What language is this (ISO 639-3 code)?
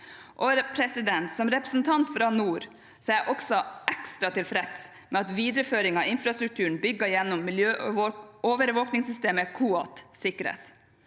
nor